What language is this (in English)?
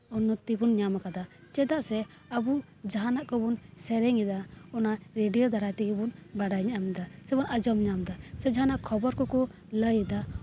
Santali